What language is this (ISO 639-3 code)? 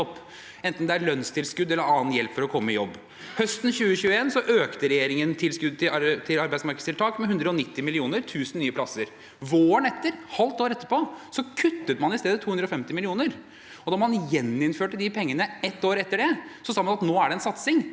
nor